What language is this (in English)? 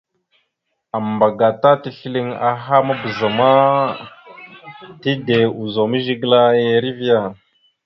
Mada (Cameroon)